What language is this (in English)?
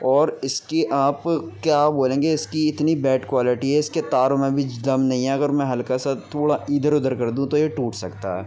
Urdu